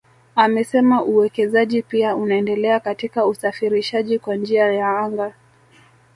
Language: Swahili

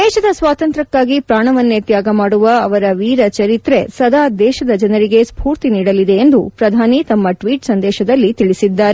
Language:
Kannada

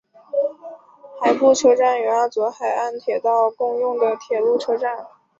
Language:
Chinese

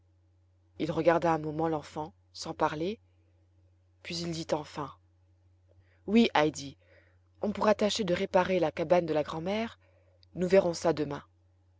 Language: French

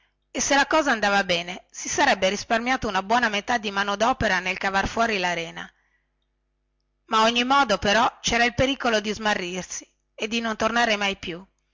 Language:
Italian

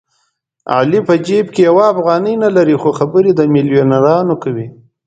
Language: Pashto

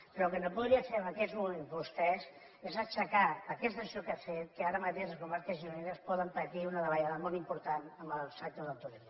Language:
Catalan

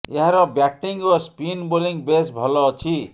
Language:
Odia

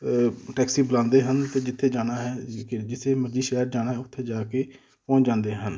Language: Punjabi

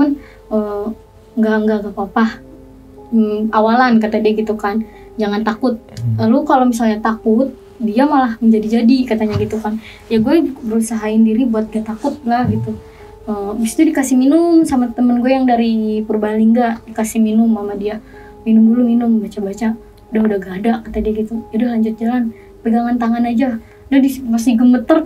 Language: Indonesian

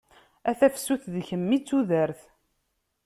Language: Kabyle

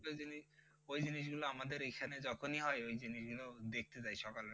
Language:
Bangla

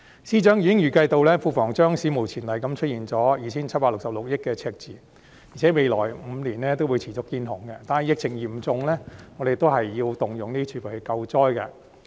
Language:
Cantonese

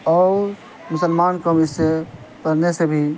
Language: Urdu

